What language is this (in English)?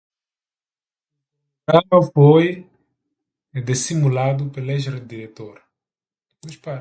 Portuguese